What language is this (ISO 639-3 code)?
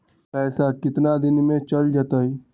mag